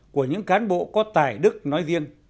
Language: Vietnamese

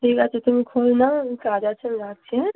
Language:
Bangla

